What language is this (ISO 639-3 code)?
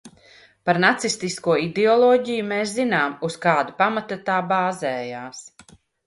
lav